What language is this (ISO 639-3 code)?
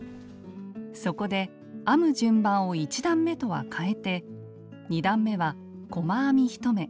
jpn